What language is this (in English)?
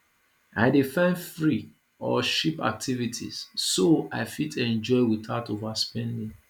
Nigerian Pidgin